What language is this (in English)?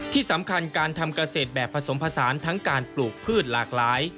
Thai